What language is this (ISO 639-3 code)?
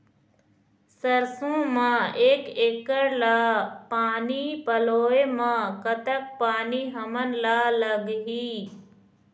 hne